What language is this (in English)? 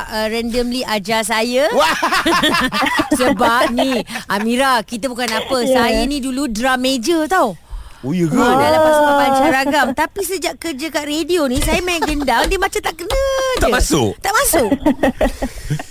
Malay